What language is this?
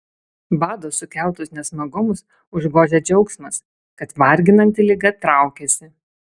Lithuanian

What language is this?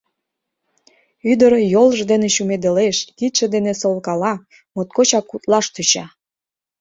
Mari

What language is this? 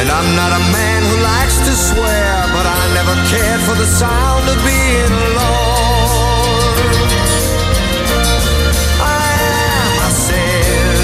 Croatian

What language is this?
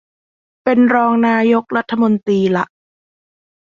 Thai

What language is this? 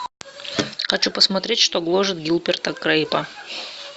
Russian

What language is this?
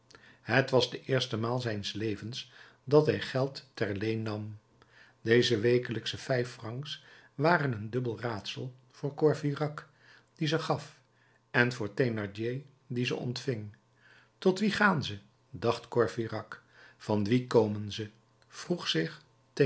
Dutch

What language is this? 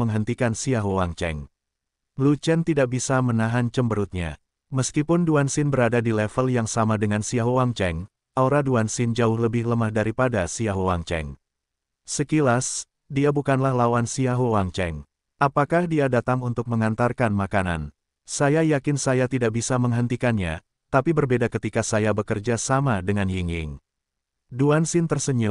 Indonesian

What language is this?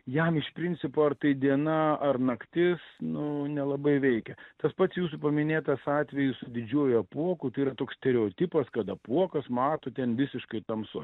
Lithuanian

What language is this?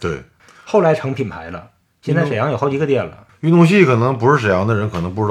Chinese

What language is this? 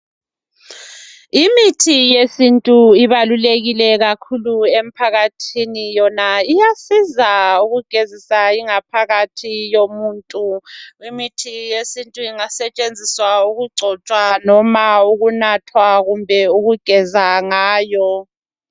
North Ndebele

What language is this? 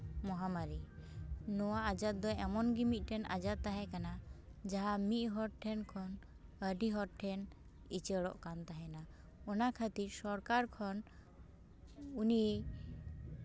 Santali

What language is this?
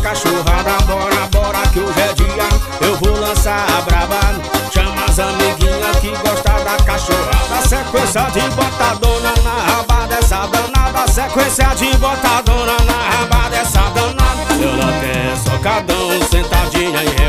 Portuguese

